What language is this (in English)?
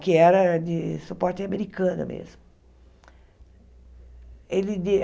Portuguese